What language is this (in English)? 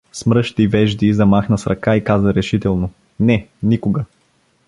Bulgarian